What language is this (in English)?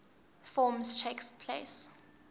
English